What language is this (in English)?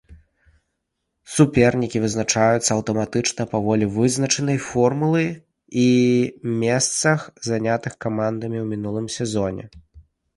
Belarusian